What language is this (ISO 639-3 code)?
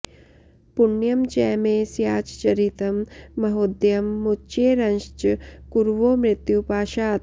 san